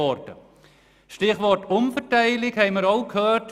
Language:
Swiss German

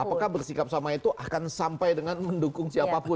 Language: Indonesian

